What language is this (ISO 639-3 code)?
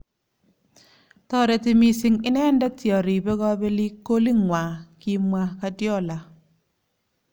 kln